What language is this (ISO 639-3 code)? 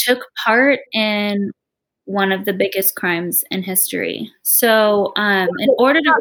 eng